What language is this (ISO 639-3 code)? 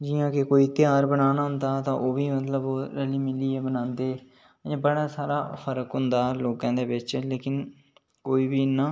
doi